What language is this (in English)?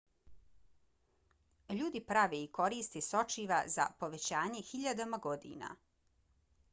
Bosnian